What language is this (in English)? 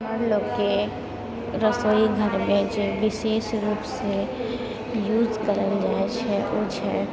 Maithili